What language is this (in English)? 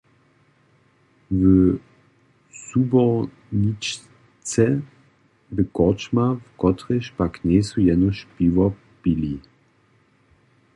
Upper Sorbian